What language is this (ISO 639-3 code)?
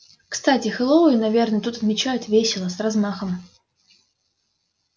rus